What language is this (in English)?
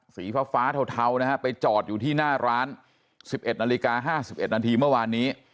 Thai